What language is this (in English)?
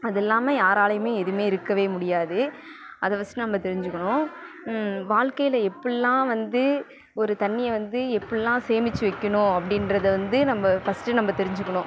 Tamil